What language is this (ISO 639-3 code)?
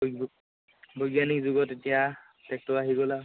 asm